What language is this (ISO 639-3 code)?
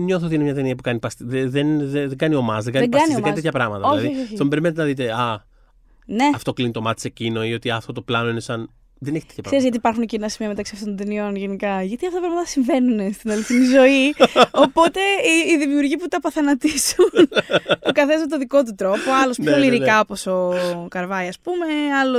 ell